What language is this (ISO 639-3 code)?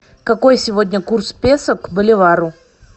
rus